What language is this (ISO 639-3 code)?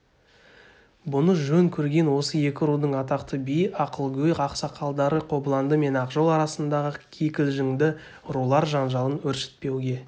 kaz